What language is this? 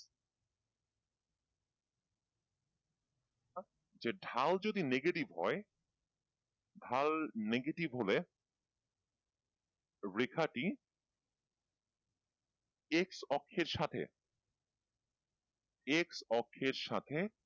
Bangla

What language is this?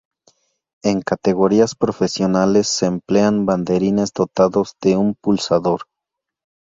Spanish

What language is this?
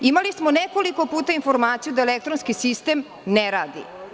Serbian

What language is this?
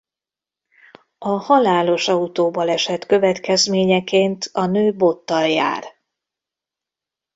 Hungarian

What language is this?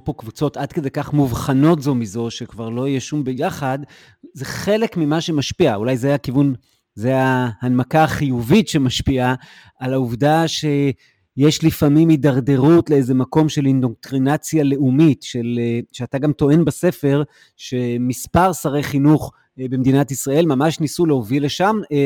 Hebrew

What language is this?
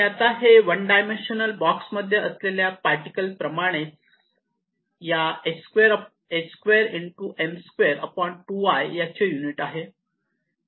Marathi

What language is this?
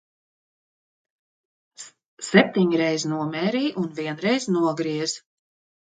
Latvian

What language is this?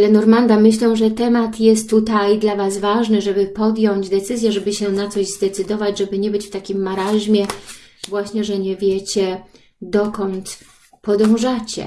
Polish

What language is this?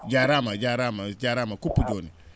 Fula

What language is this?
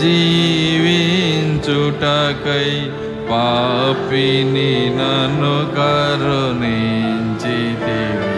Telugu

